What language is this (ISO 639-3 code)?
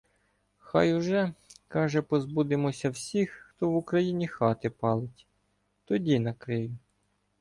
ukr